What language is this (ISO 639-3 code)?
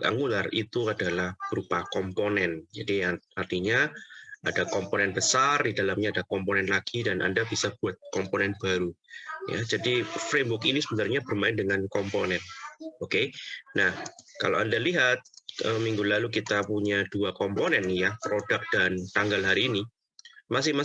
ind